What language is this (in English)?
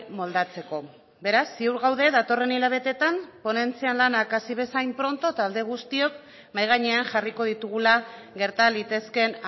Basque